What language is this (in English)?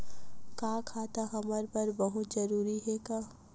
Chhattisgarhi